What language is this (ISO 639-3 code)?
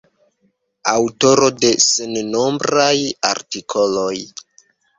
epo